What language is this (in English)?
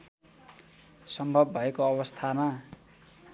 Nepali